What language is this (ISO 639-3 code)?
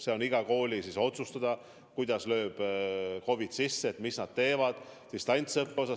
est